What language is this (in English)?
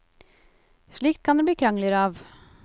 Norwegian